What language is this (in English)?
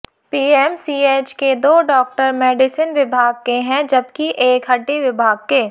Hindi